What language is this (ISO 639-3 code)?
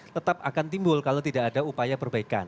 ind